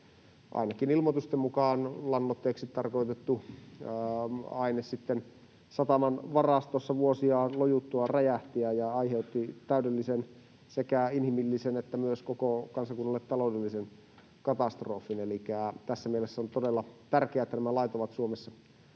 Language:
Finnish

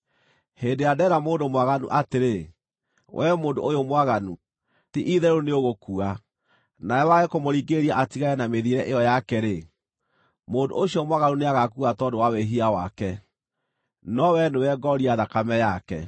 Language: Kikuyu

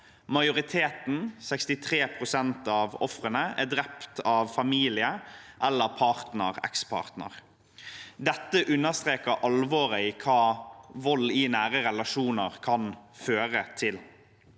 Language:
Norwegian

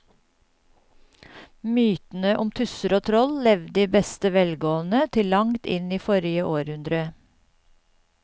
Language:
Norwegian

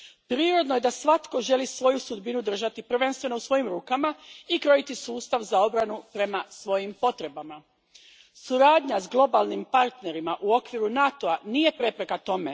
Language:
Croatian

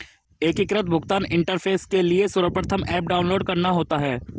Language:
Hindi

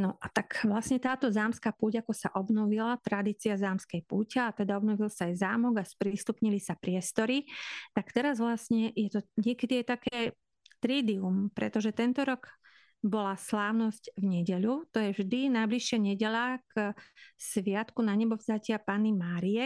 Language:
Slovak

